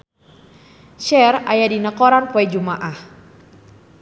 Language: Sundanese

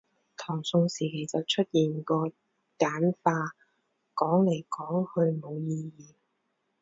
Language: Cantonese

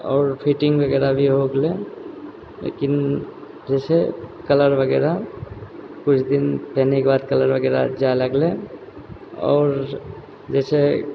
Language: Maithili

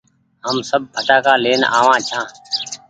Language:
Goaria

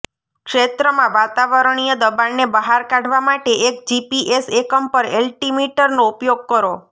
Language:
Gujarati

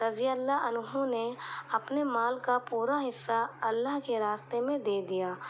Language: Urdu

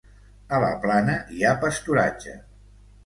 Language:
Catalan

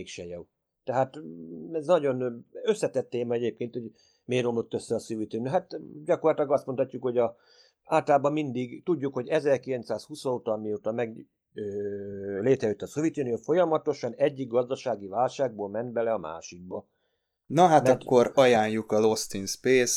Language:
Hungarian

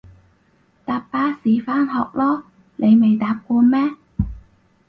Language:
Cantonese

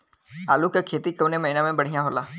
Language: Bhojpuri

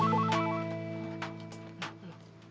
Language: Indonesian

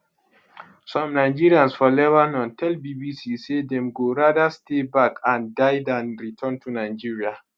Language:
Nigerian Pidgin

